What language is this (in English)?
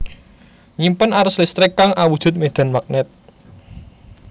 Javanese